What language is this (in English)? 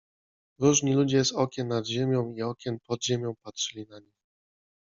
Polish